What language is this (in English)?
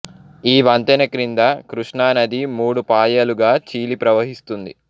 Telugu